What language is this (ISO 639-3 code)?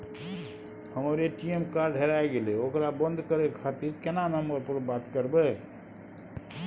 mai